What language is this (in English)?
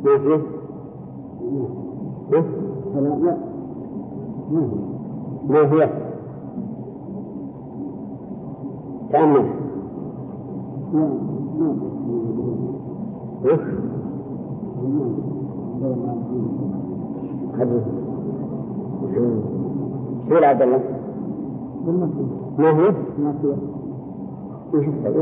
Arabic